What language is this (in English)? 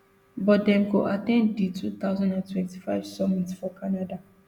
Nigerian Pidgin